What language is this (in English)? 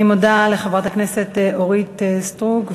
Hebrew